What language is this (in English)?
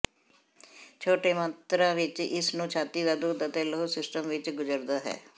Punjabi